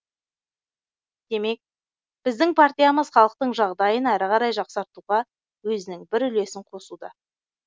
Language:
Kazakh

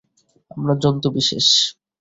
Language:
Bangla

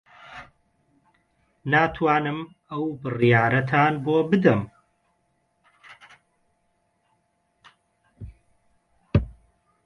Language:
Central Kurdish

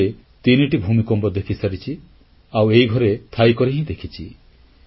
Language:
Odia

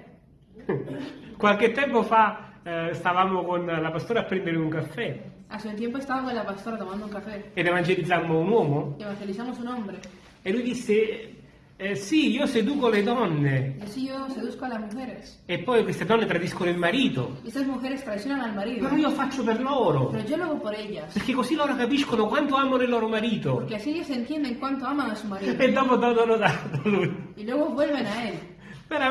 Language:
Italian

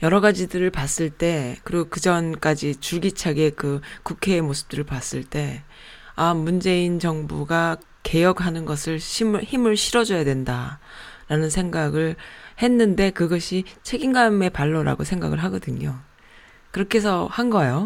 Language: Korean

